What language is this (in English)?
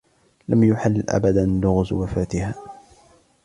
Arabic